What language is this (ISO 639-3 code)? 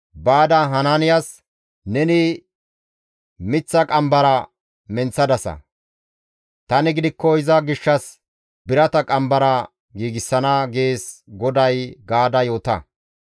gmv